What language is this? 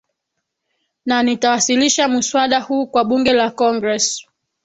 Swahili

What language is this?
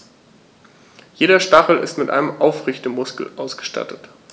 German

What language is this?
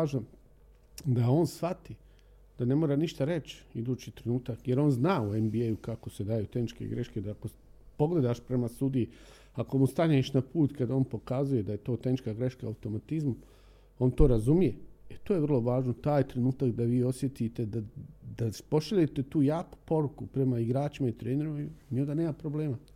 Croatian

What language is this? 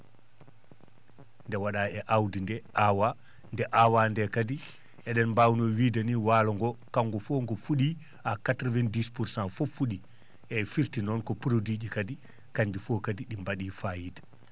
Fula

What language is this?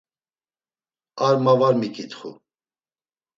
Laz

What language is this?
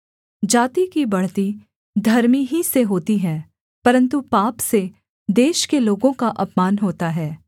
Hindi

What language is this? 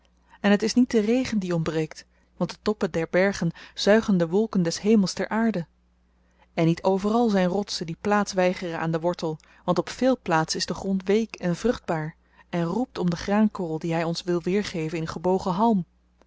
Dutch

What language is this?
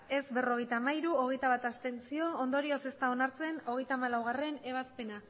Basque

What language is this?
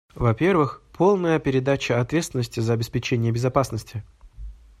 Russian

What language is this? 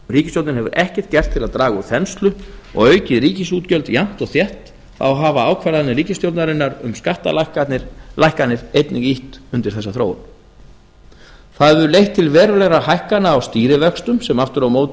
Icelandic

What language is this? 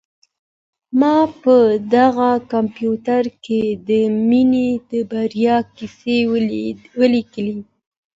Pashto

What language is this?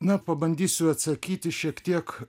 Lithuanian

